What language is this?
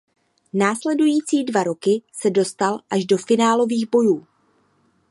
Czech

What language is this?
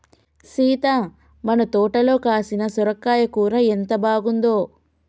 Telugu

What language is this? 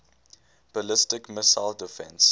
English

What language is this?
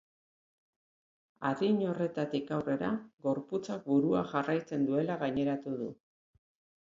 Basque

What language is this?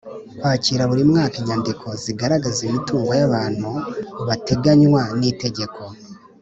Kinyarwanda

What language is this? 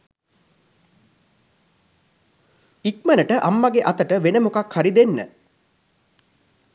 Sinhala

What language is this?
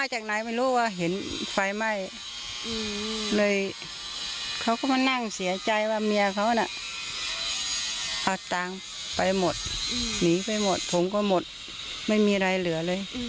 Thai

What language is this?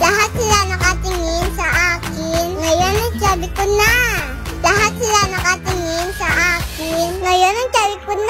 Thai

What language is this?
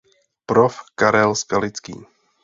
Czech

